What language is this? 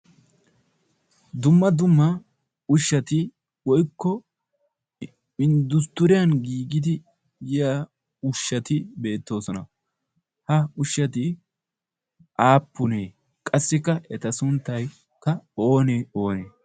Wolaytta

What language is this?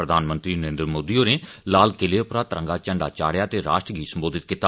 Dogri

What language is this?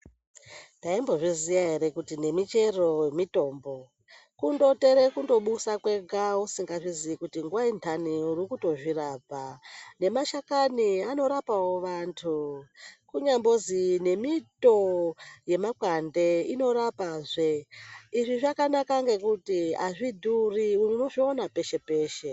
Ndau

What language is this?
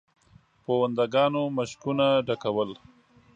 Pashto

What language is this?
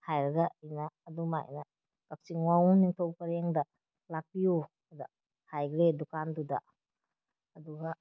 Manipuri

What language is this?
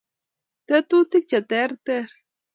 Kalenjin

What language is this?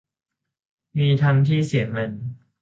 Thai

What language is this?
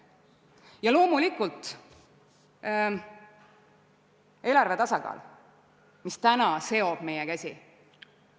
Estonian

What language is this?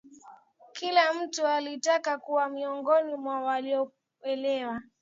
Swahili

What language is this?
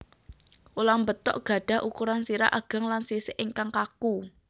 Javanese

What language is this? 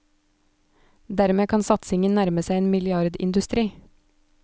Norwegian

